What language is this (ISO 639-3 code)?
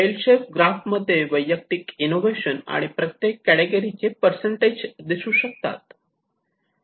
mar